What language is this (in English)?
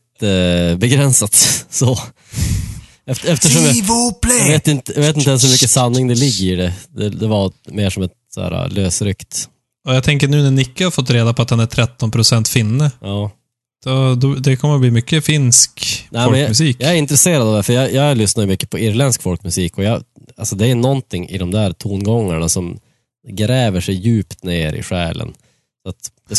Swedish